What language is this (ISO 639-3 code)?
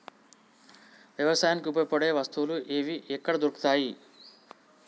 tel